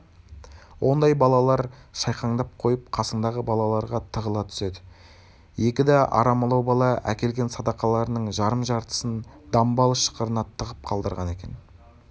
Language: Kazakh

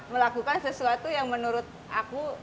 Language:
Indonesian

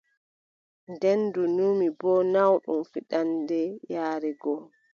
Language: Adamawa Fulfulde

